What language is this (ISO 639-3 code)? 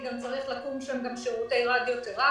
heb